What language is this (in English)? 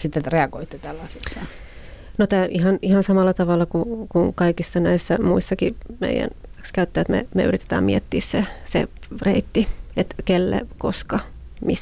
Finnish